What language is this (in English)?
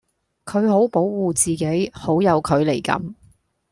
Cantonese